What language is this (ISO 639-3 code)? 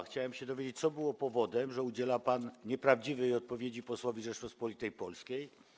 pol